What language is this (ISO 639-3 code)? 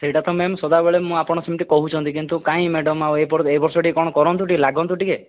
ori